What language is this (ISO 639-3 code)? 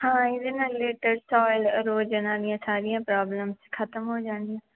pan